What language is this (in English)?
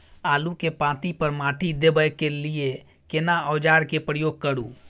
Maithili